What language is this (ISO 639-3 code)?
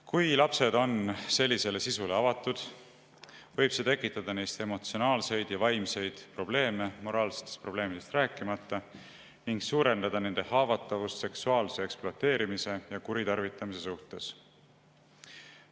est